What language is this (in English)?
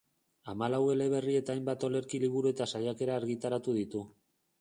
Basque